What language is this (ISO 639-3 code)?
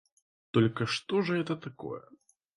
rus